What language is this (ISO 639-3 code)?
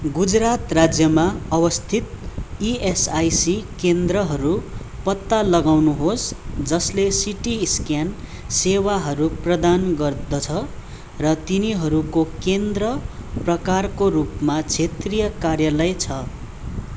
nep